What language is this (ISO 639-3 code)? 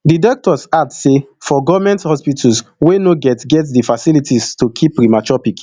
pcm